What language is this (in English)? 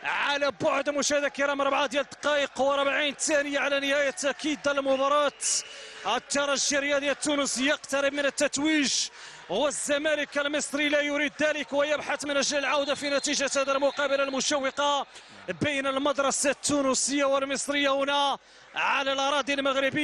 Arabic